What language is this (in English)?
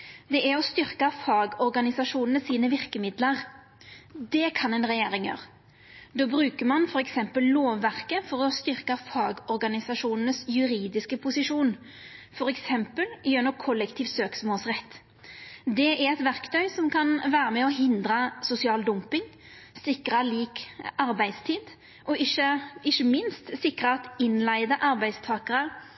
Norwegian Nynorsk